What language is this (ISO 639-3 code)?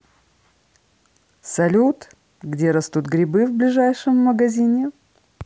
rus